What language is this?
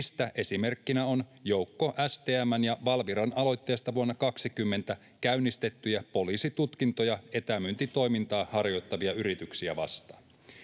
Finnish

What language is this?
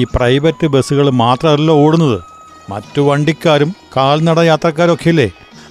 Malayalam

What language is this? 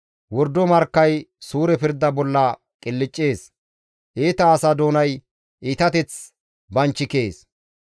Gamo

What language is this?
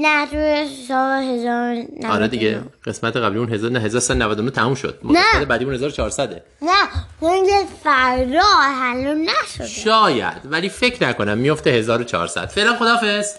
Persian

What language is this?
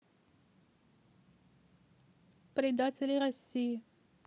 Russian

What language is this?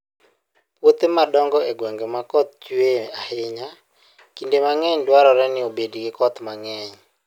Luo (Kenya and Tanzania)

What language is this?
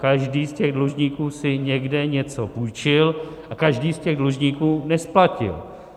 Czech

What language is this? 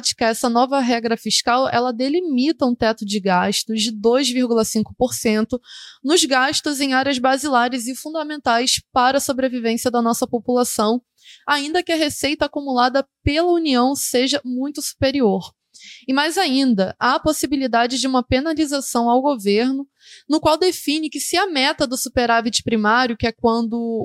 Portuguese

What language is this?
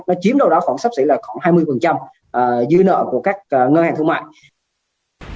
Vietnamese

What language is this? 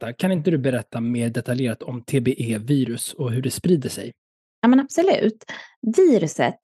Swedish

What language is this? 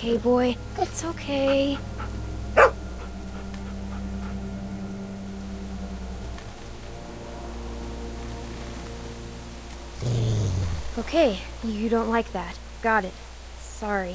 English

